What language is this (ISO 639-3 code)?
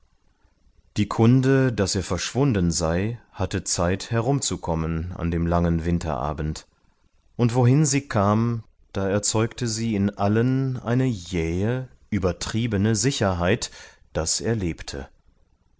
deu